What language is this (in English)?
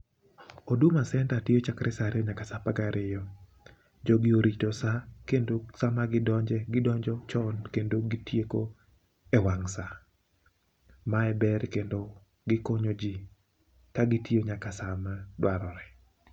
Luo (Kenya and Tanzania)